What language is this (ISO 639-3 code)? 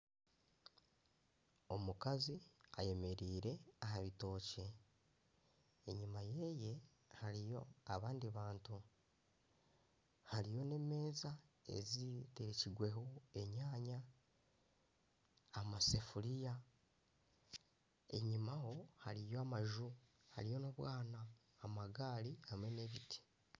nyn